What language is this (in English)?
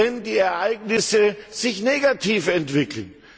German